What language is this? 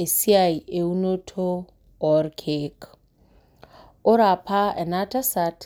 Masai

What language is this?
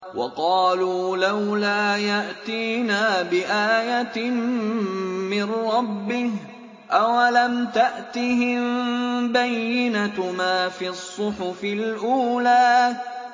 Arabic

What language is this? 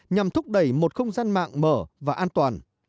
Vietnamese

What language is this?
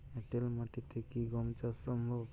Bangla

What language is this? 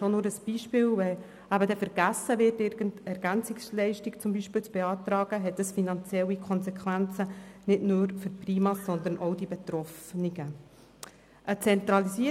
Swiss German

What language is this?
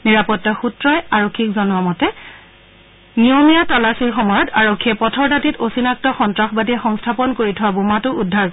Assamese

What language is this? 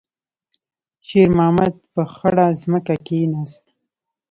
Pashto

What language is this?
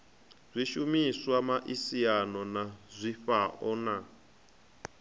Venda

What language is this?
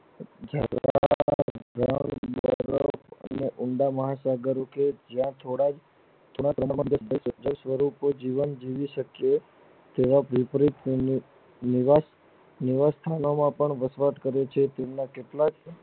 Gujarati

